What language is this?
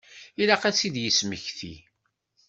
Kabyle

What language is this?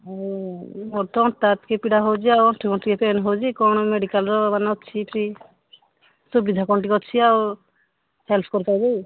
Odia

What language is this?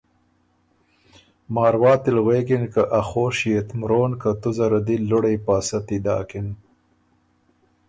Ormuri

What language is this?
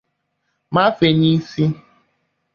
Igbo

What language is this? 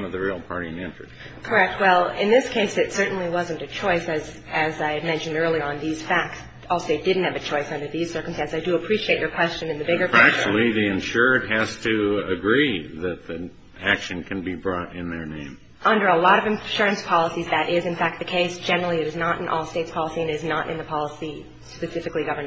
English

